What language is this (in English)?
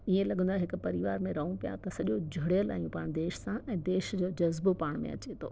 Sindhi